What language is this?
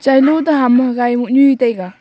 Wancho Naga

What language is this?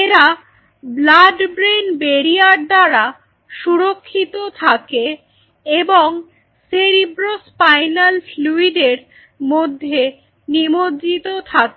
Bangla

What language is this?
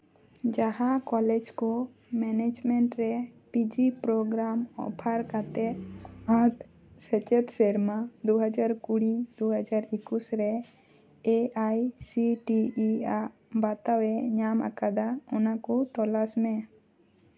Santali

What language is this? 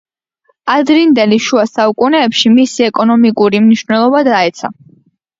Georgian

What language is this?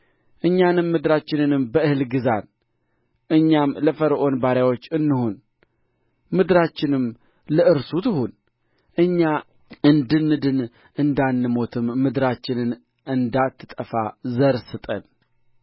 Amharic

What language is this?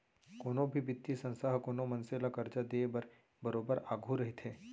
Chhattisgarhi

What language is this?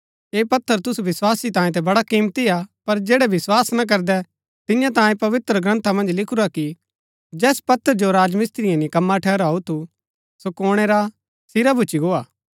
Gaddi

